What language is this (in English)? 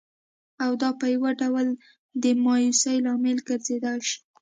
Pashto